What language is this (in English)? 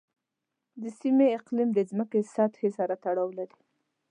Pashto